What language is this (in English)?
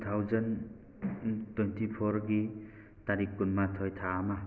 Manipuri